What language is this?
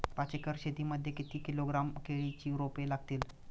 Marathi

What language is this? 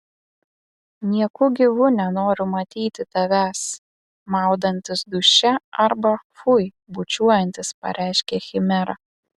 Lithuanian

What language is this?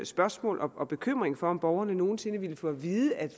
Danish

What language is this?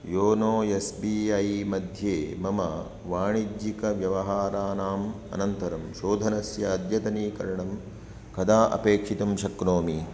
Sanskrit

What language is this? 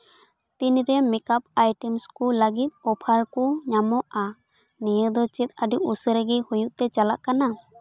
Santali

